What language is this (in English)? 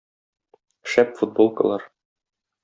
Tatar